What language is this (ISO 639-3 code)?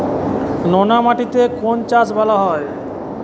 ben